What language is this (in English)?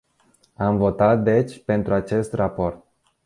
Romanian